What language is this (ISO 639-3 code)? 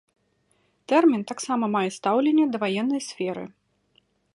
bel